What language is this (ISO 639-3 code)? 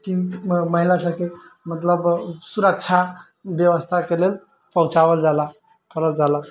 mai